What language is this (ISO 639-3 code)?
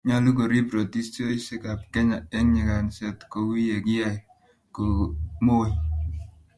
kln